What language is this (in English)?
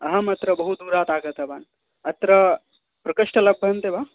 Sanskrit